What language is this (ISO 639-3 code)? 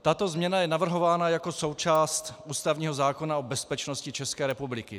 ces